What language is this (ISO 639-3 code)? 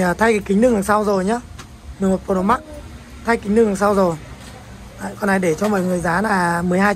vie